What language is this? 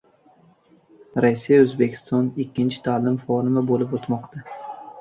Uzbek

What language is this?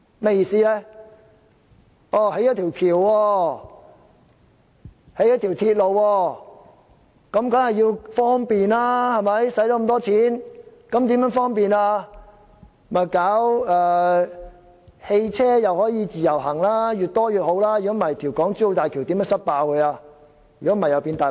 Cantonese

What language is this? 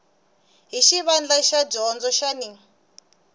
Tsonga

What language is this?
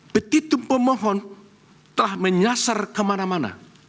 Indonesian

